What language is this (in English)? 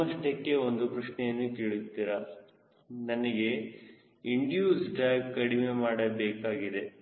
Kannada